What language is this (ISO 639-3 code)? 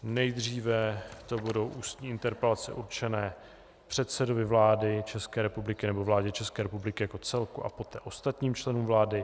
ces